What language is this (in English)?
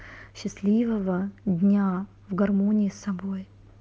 Russian